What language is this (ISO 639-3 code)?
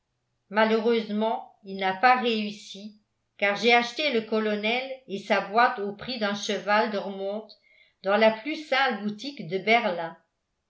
fra